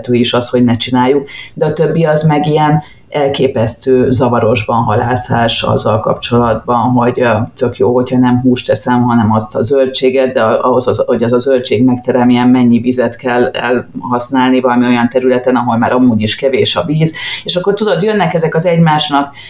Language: Hungarian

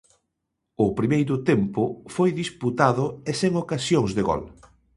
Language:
Galician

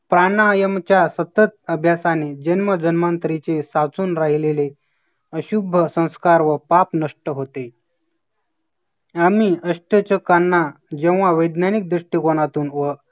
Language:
Marathi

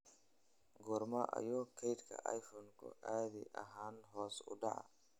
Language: Somali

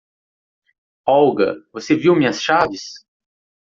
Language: Portuguese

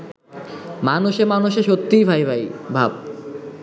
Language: Bangla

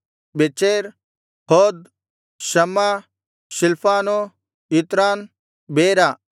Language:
Kannada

